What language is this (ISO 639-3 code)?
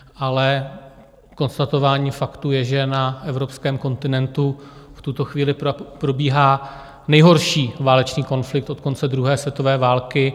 ces